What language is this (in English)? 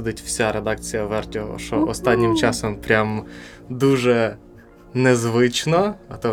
Ukrainian